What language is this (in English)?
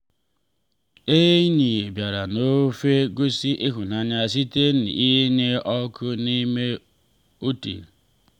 Igbo